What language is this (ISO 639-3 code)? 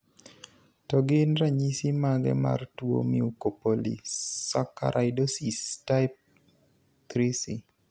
luo